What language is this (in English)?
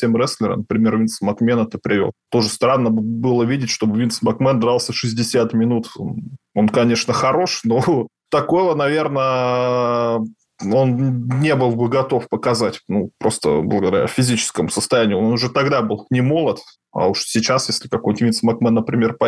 Russian